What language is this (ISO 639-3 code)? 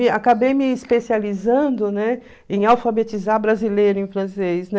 por